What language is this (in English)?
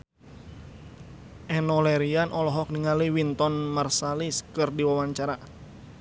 Sundanese